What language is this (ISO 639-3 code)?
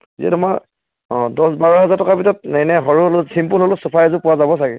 asm